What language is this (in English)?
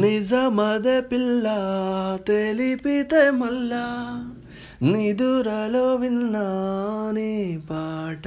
Telugu